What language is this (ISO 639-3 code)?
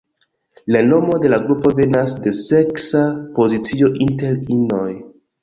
epo